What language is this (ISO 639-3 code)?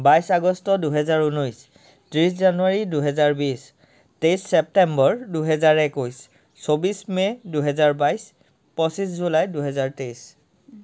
asm